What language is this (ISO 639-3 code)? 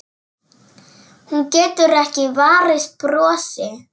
isl